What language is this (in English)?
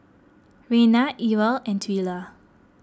English